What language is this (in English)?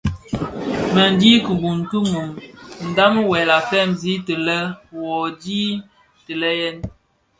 Bafia